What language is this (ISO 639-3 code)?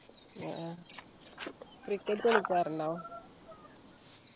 mal